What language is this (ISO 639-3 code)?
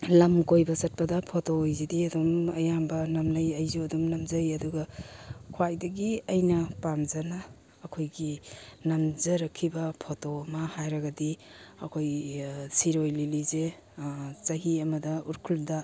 mni